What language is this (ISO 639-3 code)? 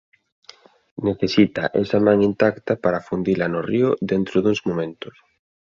glg